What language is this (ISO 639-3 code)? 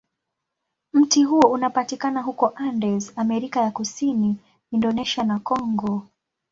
swa